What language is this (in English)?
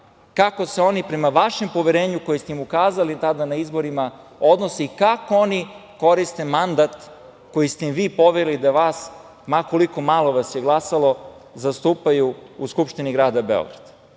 Serbian